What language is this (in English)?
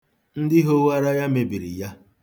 Igbo